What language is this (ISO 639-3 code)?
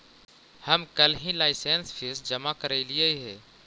mag